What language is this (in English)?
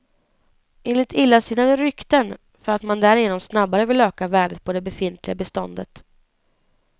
Swedish